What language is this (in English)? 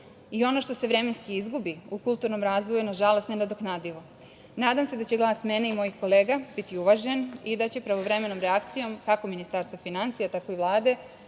Serbian